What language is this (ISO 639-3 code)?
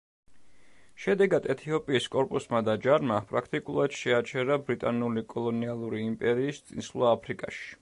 kat